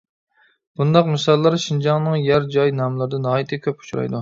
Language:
Uyghur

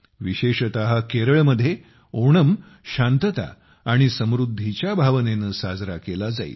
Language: Marathi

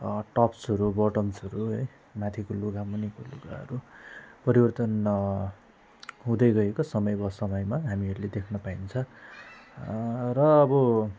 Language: Nepali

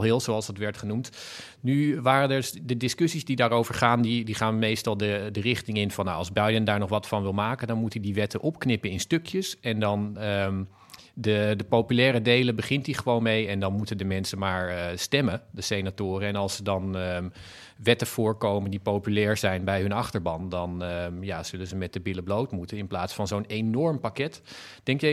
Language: Dutch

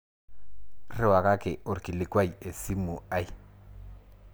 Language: Masai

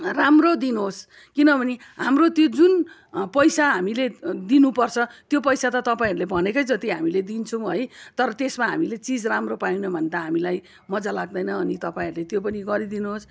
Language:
Nepali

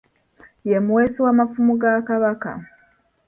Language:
Ganda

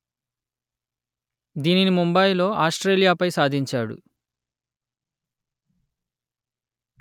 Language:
Telugu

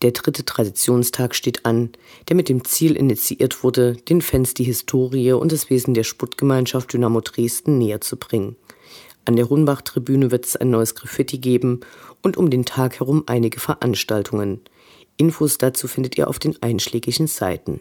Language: German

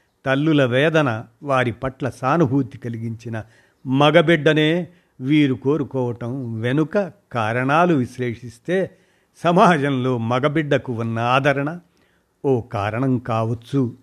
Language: Telugu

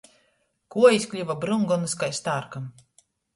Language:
Latgalian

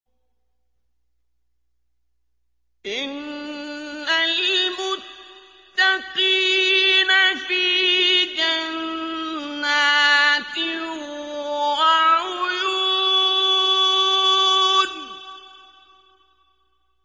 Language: Arabic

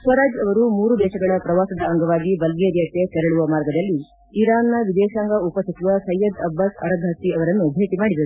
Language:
Kannada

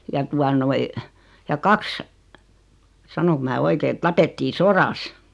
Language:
Finnish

